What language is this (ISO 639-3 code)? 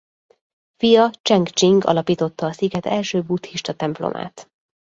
hun